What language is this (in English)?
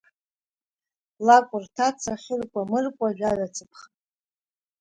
Abkhazian